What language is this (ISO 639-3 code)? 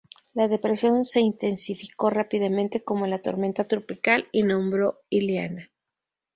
spa